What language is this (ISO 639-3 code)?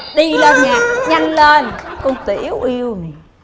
vie